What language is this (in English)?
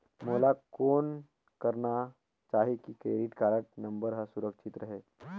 Chhattisgarhi